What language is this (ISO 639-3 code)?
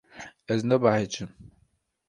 kur